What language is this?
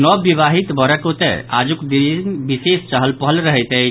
Maithili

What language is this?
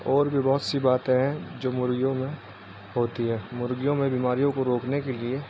Urdu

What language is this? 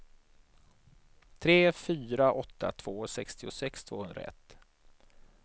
Swedish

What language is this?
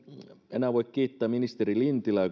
Finnish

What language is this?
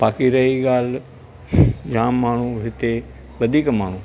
Sindhi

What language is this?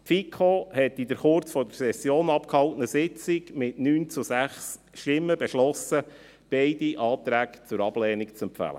Swiss German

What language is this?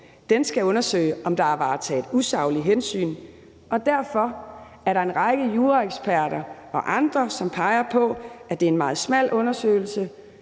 Danish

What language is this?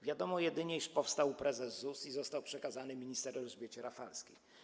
Polish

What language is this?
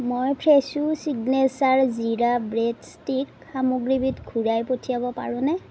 Assamese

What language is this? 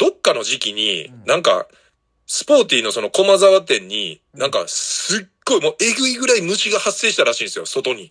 Japanese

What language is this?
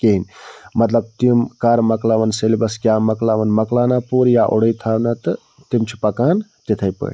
Kashmiri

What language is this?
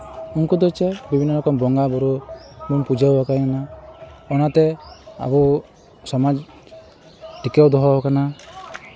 Santali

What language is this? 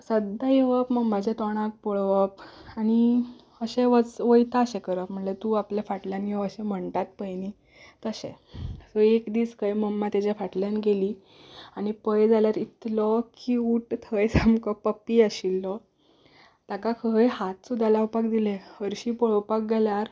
Konkani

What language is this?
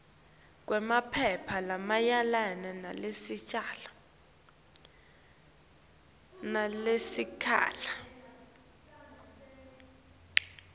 Swati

